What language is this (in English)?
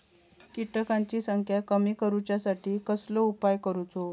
Marathi